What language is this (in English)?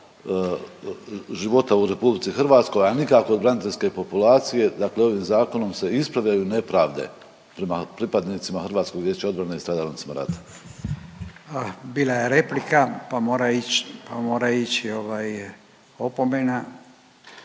Croatian